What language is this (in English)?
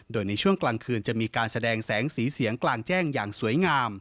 Thai